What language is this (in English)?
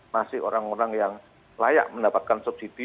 Indonesian